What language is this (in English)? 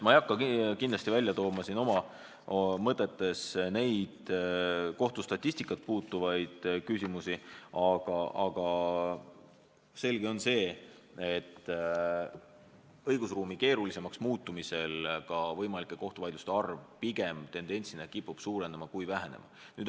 Estonian